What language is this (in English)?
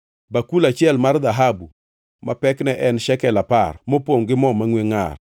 Luo (Kenya and Tanzania)